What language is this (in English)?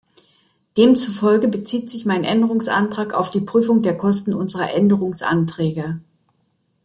German